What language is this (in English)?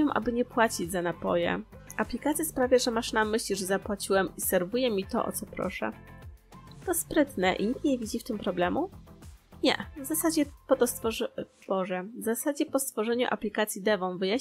Polish